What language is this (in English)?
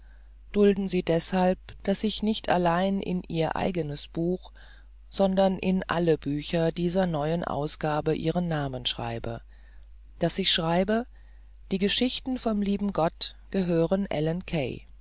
German